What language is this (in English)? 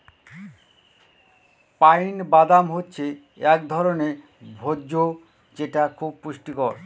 Bangla